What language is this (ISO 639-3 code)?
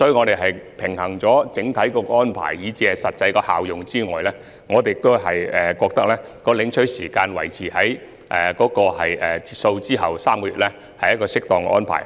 yue